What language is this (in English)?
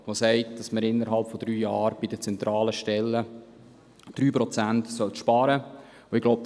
Swiss German